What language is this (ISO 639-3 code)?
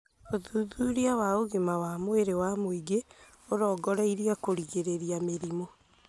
kik